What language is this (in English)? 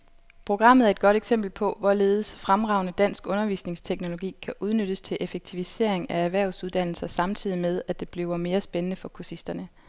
Danish